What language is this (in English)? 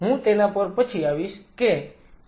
Gujarati